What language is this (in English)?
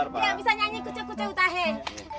Indonesian